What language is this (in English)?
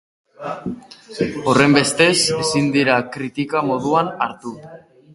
Basque